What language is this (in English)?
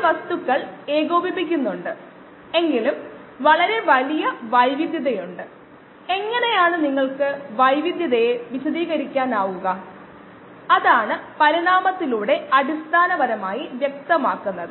Malayalam